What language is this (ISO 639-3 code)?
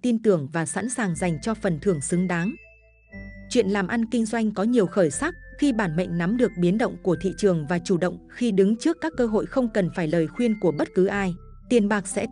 vie